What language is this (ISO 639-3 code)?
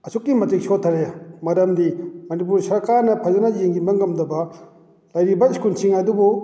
mni